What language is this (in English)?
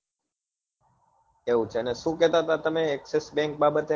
Gujarati